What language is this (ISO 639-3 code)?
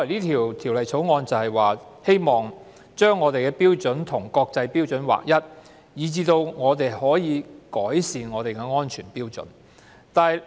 yue